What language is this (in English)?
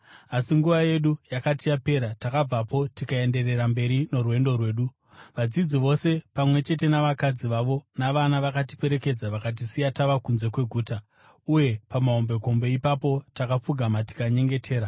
Shona